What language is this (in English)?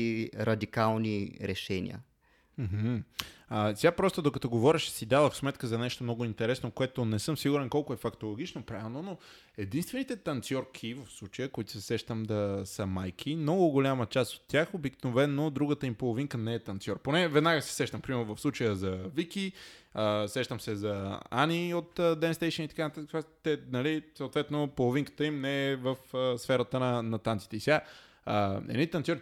Bulgarian